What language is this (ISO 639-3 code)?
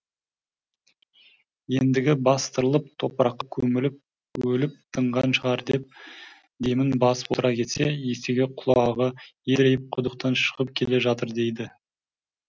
kaz